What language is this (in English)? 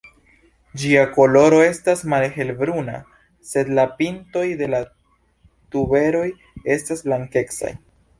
Esperanto